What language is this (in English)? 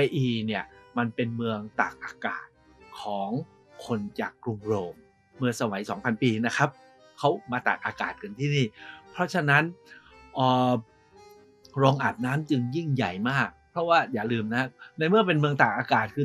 Thai